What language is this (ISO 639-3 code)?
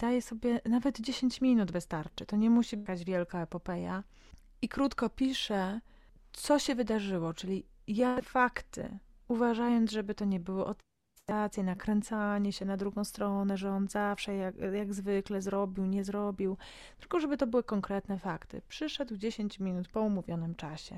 pol